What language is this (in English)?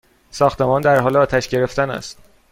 Persian